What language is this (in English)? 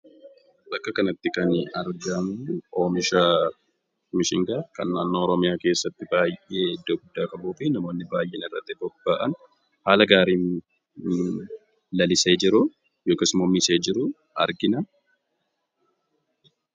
Oromo